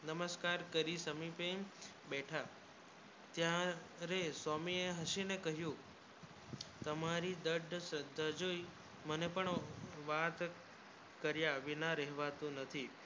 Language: Gujarati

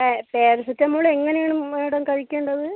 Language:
Malayalam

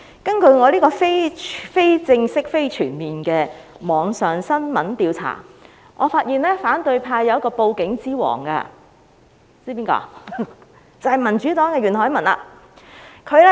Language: Cantonese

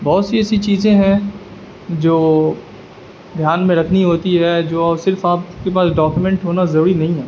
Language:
Urdu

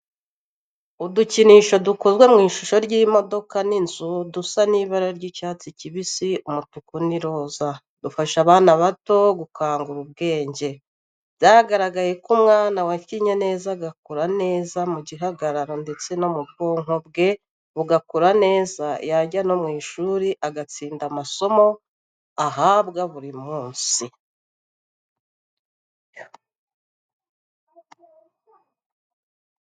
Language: Kinyarwanda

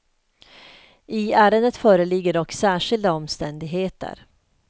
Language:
Swedish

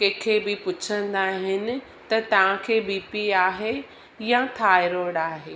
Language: Sindhi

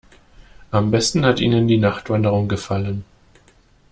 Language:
German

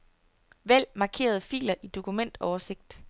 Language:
Danish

